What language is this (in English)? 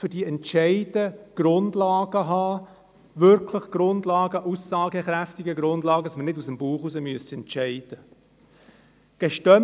Swiss German